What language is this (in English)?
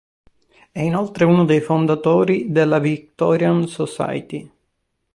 Italian